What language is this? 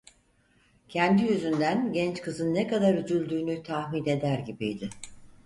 Turkish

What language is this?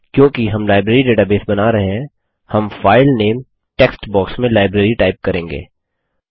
Hindi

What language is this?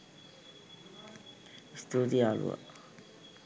Sinhala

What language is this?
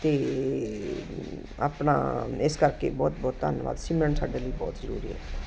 Punjabi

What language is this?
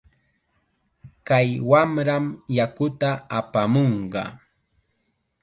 Chiquián Ancash Quechua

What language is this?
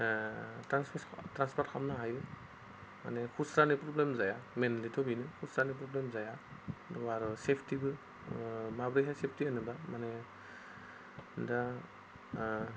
Bodo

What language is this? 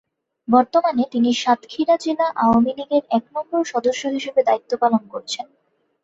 Bangla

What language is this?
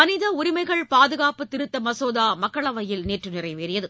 Tamil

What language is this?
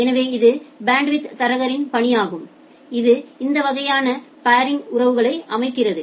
Tamil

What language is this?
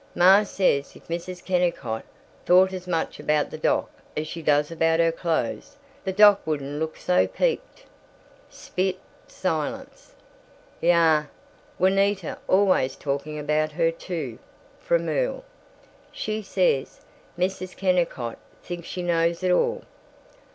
English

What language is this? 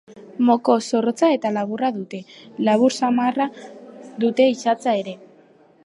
Basque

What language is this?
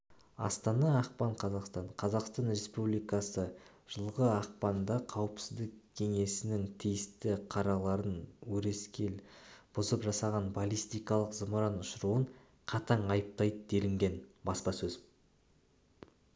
Kazakh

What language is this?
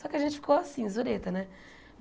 Portuguese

